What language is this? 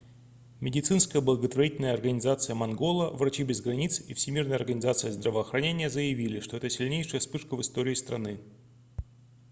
Russian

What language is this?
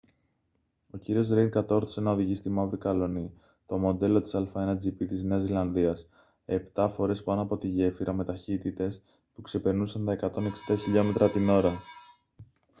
Greek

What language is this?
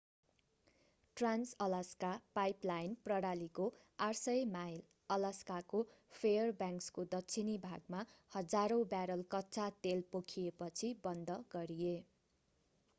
Nepali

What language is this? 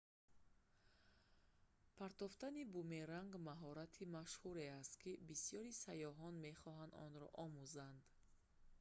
Tajik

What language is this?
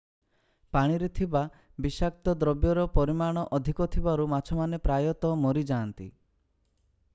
Odia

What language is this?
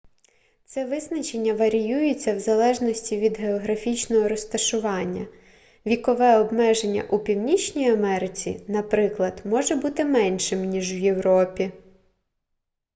Ukrainian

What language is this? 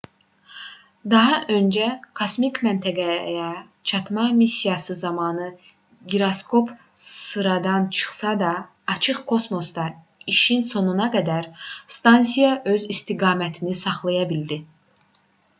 Azerbaijani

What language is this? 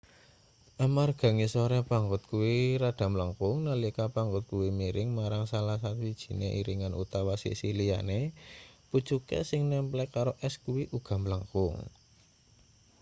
Javanese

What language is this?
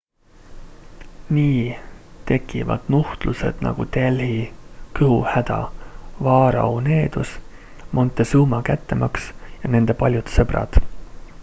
Estonian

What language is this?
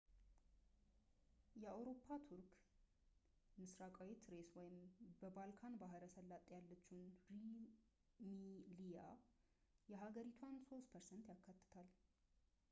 Amharic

